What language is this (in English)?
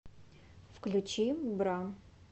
Russian